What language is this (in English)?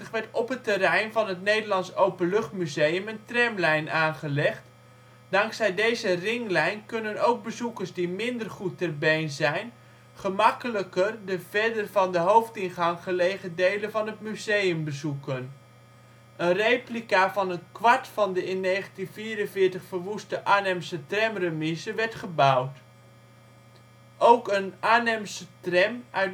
Dutch